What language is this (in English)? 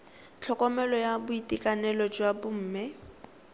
Tswana